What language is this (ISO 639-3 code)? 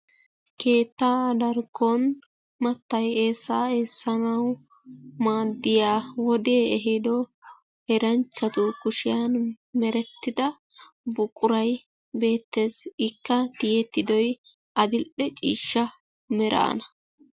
wal